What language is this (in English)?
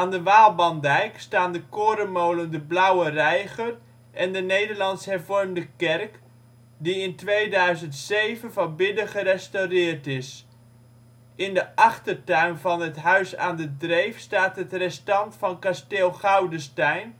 Dutch